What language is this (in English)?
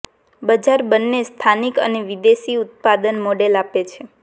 Gujarati